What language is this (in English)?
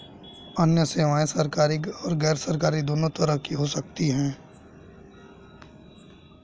Hindi